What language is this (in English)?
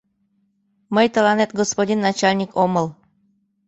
Mari